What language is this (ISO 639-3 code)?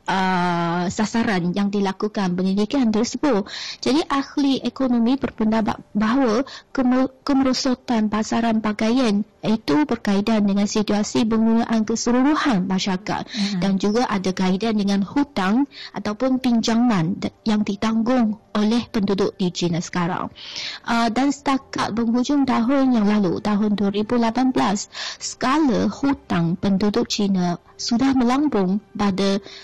msa